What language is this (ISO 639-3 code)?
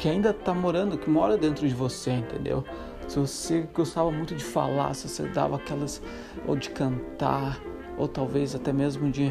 por